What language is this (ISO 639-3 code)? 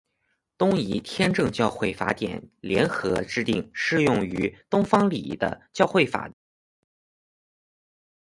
zho